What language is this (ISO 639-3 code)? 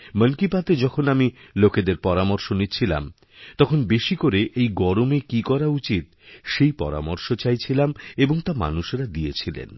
ben